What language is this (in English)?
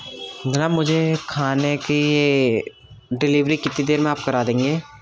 Urdu